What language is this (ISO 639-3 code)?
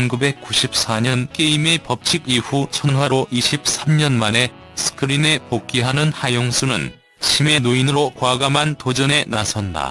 kor